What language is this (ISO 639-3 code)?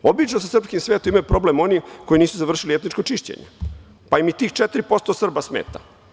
srp